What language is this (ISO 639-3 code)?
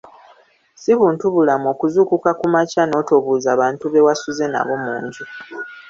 lug